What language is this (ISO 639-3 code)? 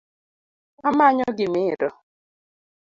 luo